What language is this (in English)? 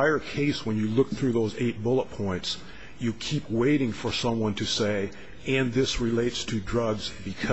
English